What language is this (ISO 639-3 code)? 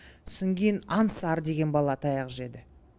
kaz